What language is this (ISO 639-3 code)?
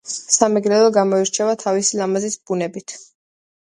kat